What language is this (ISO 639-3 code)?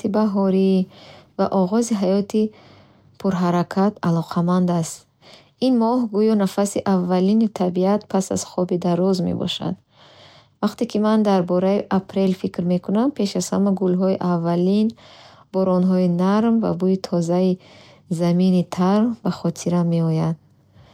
bhh